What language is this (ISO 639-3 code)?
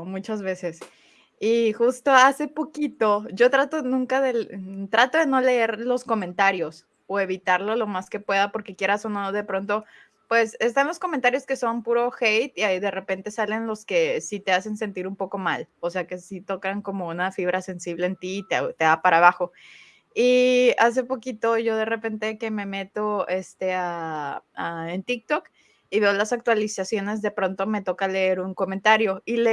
spa